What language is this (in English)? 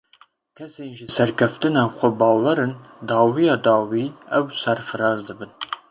Kurdish